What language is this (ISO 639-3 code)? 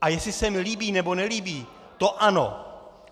ces